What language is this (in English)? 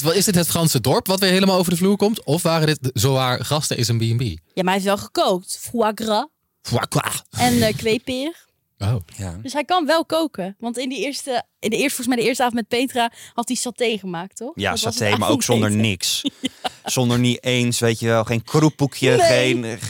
Dutch